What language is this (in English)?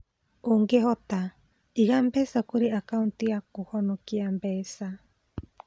Kikuyu